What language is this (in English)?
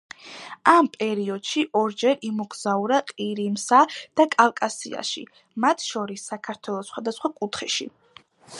Georgian